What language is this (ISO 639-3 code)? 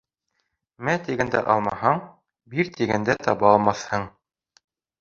bak